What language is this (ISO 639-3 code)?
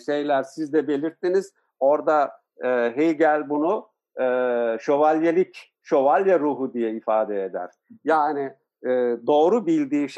tur